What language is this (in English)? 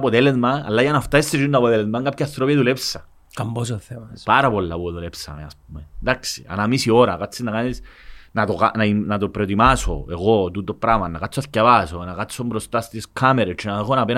Greek